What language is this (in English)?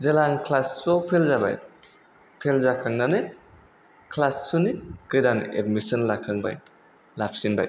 Bodo